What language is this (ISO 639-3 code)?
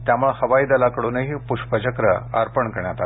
mar